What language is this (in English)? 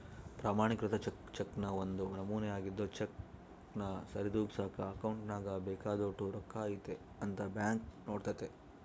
Kannada